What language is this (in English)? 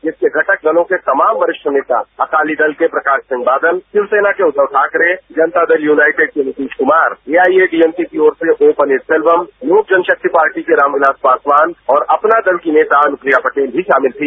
Hindi